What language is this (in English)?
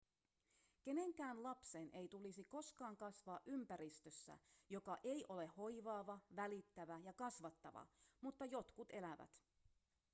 Finnish